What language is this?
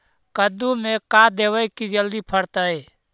Magahi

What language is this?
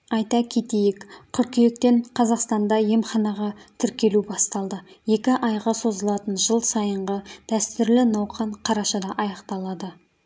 Kazakh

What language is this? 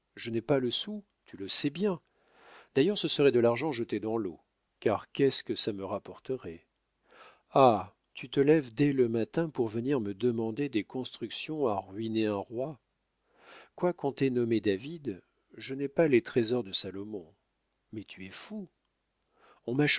French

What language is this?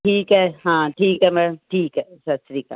Punjabi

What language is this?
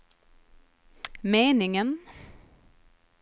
Swedish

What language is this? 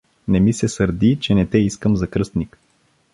Bulgarian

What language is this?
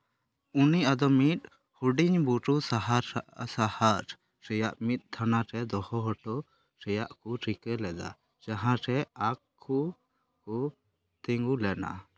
Santali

